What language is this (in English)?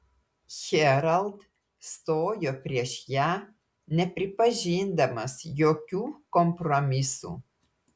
Lithuanian